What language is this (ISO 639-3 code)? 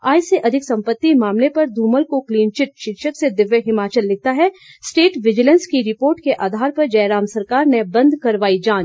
hin